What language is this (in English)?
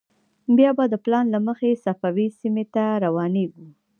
Pashto